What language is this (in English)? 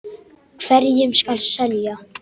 Icelandic